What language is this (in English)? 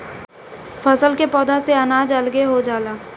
Bhojpuri